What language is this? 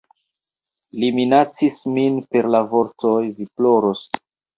Esperanto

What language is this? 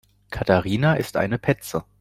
German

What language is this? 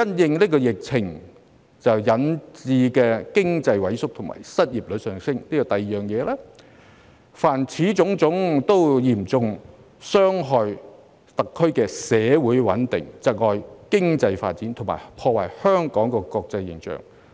Cantonese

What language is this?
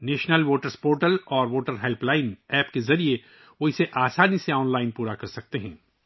Urdu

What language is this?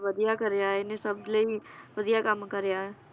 Punjabi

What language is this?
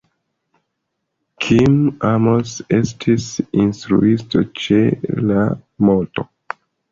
Esperanto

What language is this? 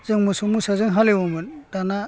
Bodo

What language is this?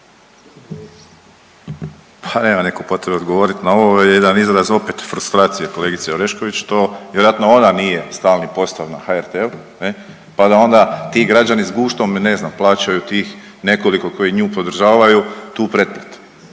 Croatian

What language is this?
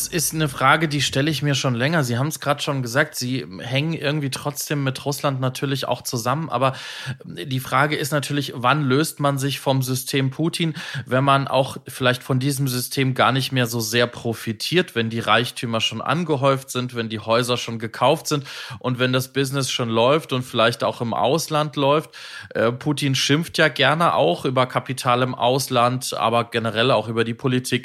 German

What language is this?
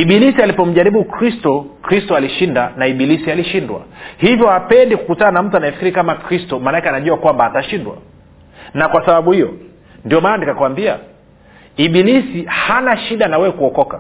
Swahili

